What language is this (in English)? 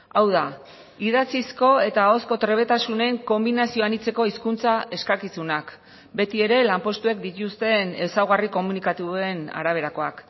Basque